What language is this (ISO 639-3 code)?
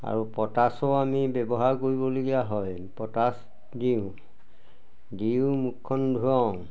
asm